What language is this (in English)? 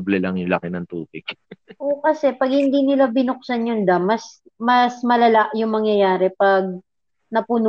Filipino